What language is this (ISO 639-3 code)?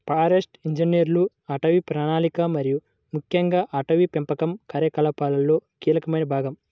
tel